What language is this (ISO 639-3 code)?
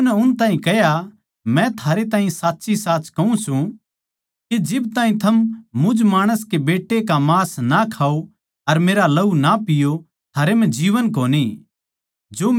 bgc